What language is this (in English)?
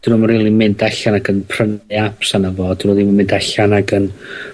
Welsh